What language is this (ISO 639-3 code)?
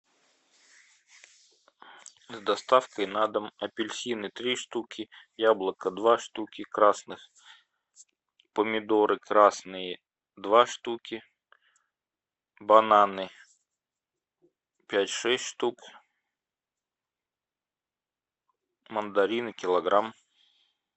rus